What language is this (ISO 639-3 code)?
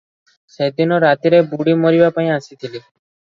ori